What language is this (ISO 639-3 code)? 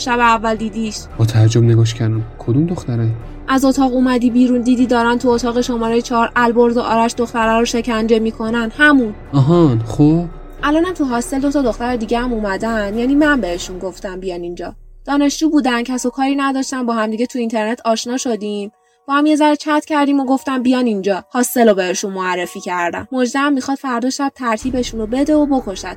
fas